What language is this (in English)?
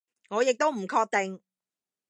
Cantonese